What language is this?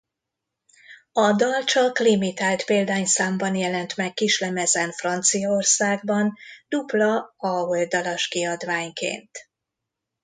Hungarian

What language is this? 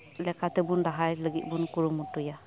Santali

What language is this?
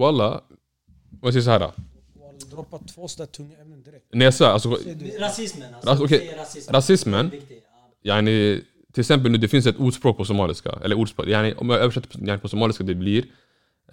Swedish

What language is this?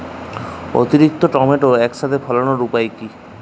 Bangla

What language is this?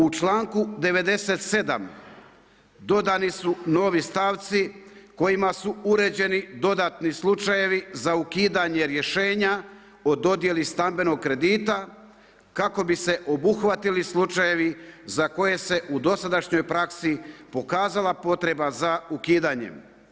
Croatian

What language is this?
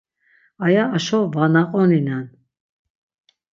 Laz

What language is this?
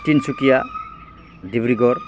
Bodo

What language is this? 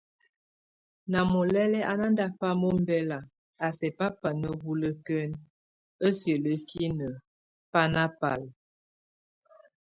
Tunen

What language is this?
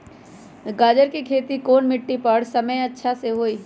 Magahi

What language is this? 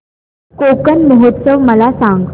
Marathi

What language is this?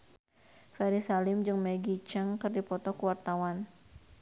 Sundanese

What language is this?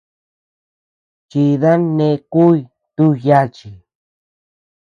Tepeuxila Cuicatec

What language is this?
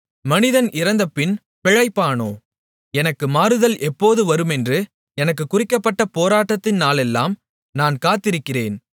Tamil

